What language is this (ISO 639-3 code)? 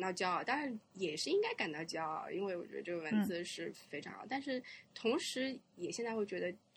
zho